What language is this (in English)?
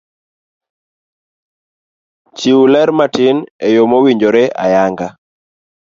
Luo (Kenya and Tanzania)